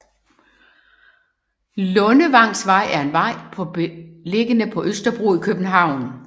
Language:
Danish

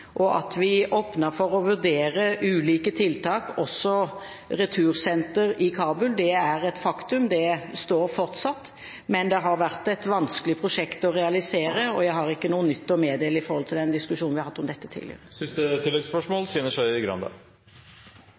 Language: Norwegian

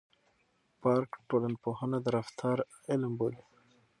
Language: Pashto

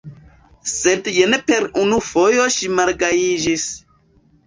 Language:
Esperanto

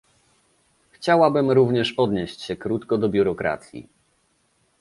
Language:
Polish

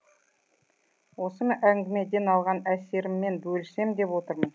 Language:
Kazakh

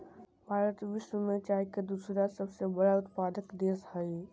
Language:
Magahi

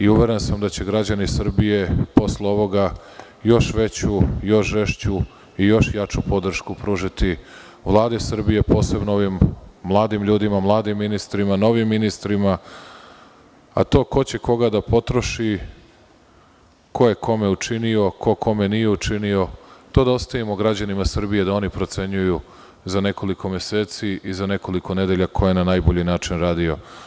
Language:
Serbian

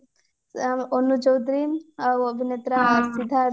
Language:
Odia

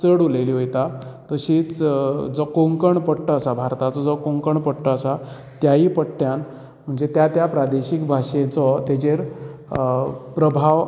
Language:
Konkani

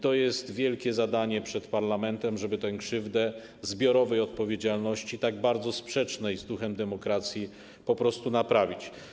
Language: Polish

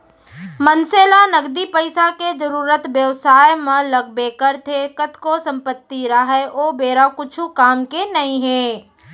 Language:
Chhattisgarhi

